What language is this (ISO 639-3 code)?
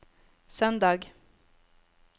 nor